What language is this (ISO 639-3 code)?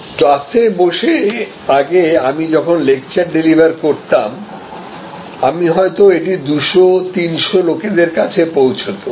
ben